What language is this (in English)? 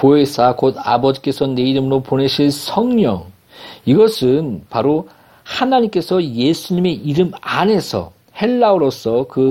Korean